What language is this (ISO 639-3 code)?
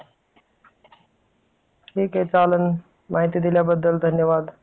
mar